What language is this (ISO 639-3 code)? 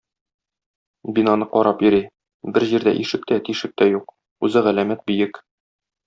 tat